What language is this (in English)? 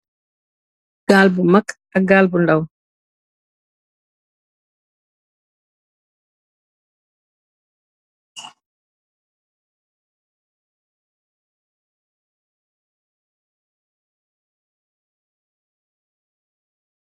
Wolof